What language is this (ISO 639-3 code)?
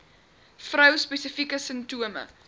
afr